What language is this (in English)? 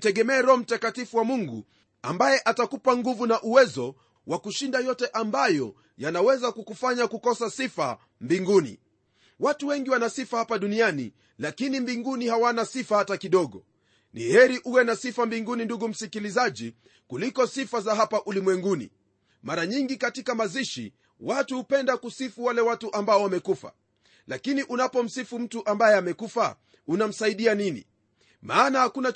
Swahili